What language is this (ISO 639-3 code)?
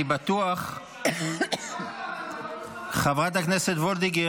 heb